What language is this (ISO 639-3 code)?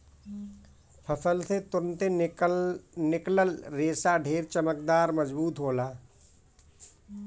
bho